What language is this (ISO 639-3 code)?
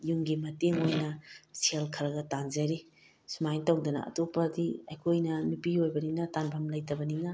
mni